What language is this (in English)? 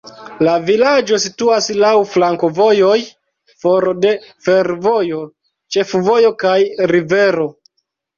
Esperanto